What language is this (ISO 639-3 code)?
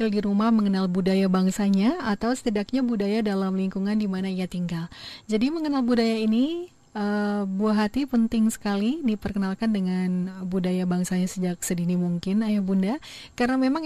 ind